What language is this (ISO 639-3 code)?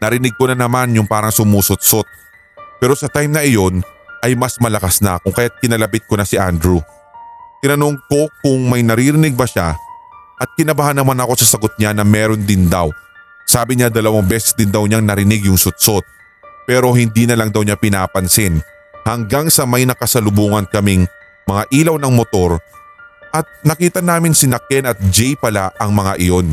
fil